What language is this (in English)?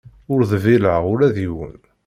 Kabyle